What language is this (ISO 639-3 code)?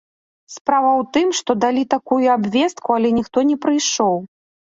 bel